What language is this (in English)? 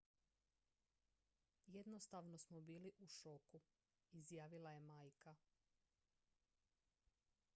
Croatian